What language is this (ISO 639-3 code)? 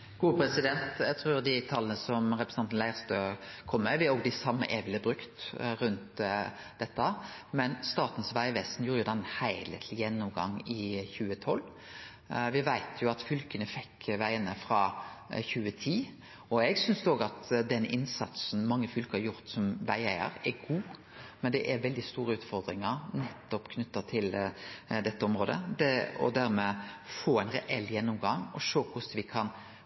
nor